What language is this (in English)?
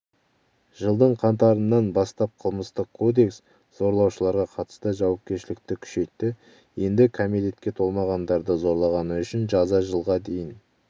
Kazakh